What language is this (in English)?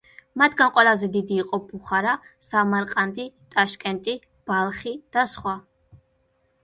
Georgian